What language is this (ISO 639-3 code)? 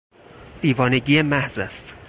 fas